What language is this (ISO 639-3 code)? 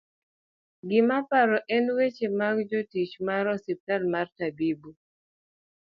luo